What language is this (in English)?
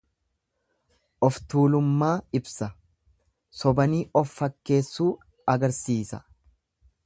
Oromo